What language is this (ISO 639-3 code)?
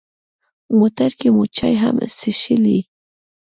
pus